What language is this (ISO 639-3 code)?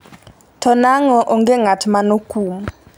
luo